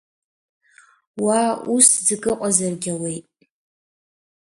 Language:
Abkhazian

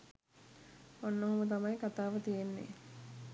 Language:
Sinhala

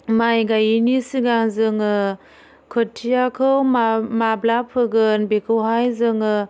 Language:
Bodo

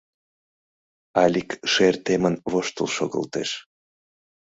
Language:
Mari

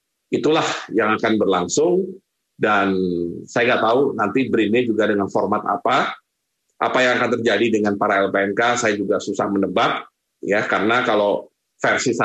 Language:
Indonesian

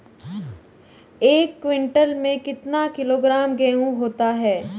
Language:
Hindi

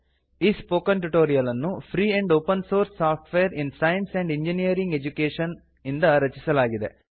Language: Kannada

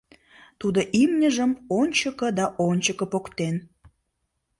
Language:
Mari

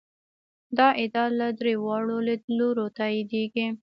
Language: Pashto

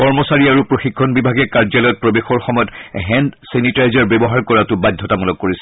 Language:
Assamese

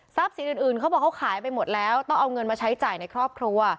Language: Thai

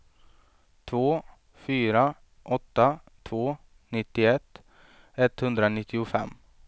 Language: Swedish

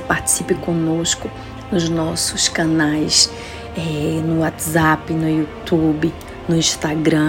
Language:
Portuguese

